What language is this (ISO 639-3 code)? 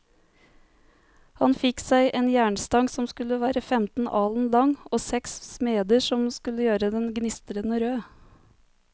nor